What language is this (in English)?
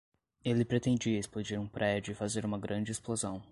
Portuguese